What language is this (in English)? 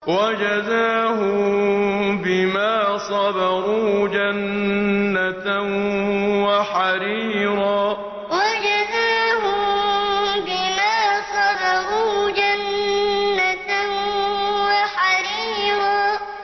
Arabic